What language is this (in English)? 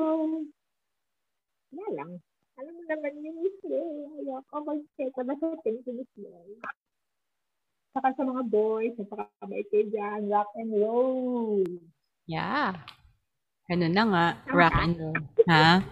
Filipino